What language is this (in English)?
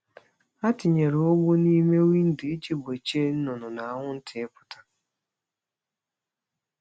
Igbo